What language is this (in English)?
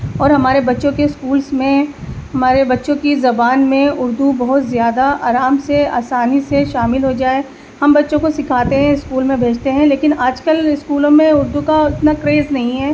Urdu